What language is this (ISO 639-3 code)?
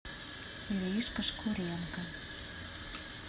rus